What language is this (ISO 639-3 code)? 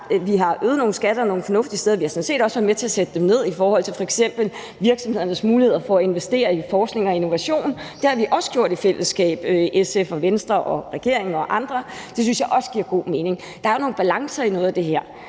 dan